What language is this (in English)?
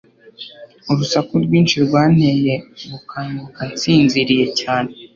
Kinyarwanda